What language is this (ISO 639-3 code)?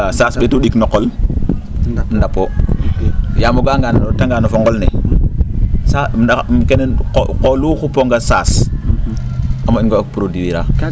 srr